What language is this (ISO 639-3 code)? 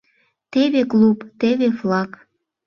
chm